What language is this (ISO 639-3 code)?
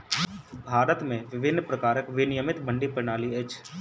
mai